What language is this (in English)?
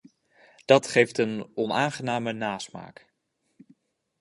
Dutch